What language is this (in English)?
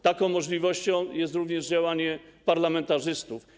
Polish